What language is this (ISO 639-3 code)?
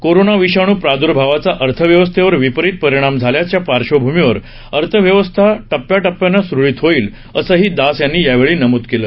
mar